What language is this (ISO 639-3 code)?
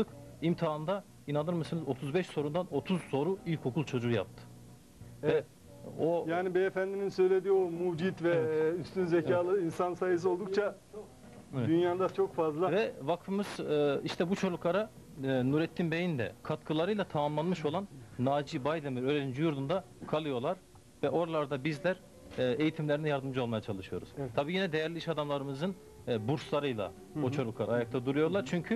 tur